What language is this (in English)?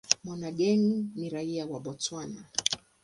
Swahili